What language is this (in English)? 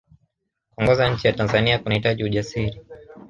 Swahili